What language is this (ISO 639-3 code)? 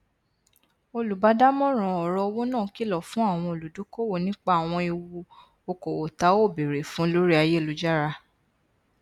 yor